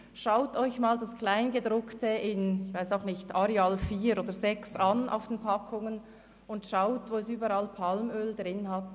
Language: Swiss German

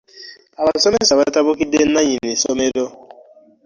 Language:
Ganda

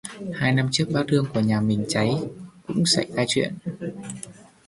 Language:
Vietnamese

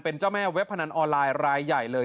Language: Thai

